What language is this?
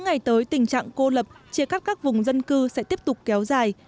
Vietnamese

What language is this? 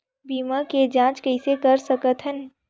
Chhattisgarhi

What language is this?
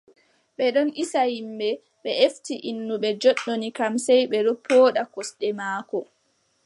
Adamawa Fulfulde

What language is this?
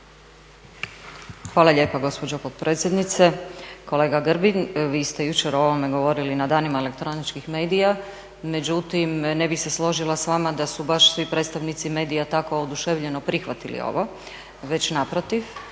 Croatian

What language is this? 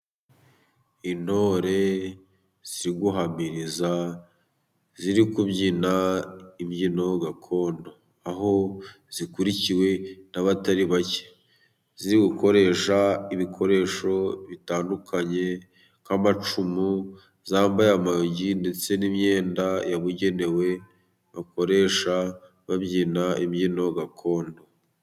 Kinyarwanda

